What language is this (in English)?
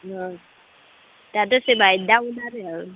Bodo